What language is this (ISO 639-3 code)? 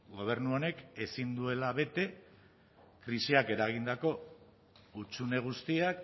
eus